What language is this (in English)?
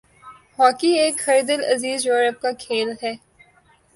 Urdu